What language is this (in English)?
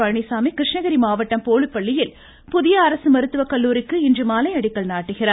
Tamil